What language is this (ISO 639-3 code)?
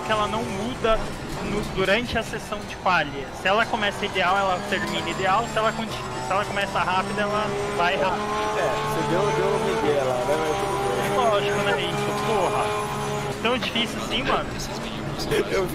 por